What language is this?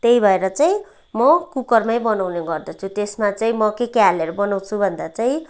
Nepali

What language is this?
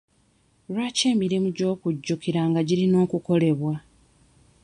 Ganda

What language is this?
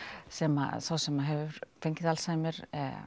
Icelandic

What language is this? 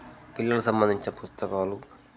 Telugu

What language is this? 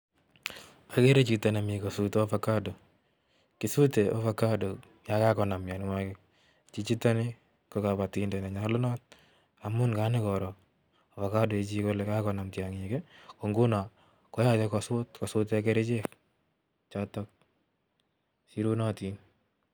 Kalenjin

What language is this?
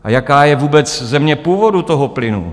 Czech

